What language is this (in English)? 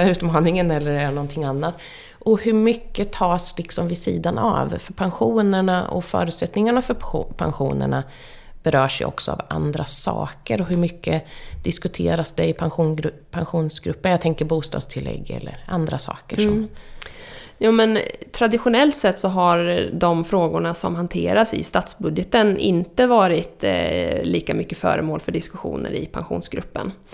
Swedish